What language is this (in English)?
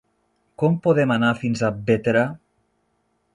Catalan